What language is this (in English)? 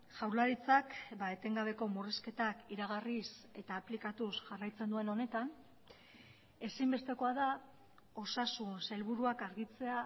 Basque